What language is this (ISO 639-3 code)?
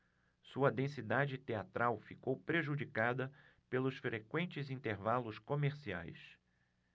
por